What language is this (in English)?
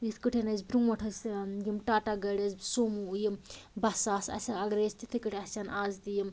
Kashmiri